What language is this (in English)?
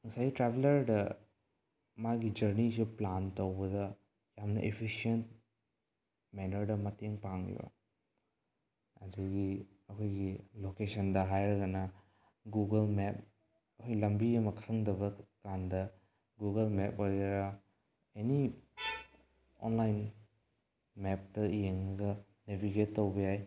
Manipuri